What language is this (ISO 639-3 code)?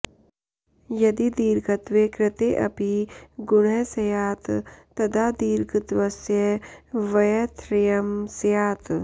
san